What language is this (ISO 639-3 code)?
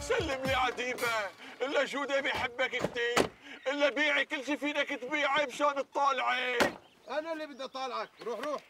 ara